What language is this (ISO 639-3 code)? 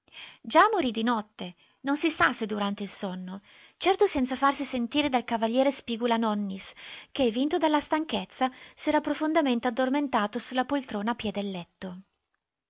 ita